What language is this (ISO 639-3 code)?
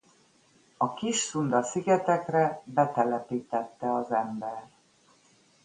hun